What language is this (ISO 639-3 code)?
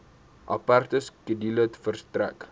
afr